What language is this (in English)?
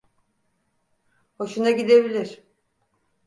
Turkish